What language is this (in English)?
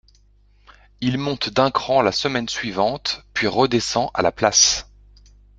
French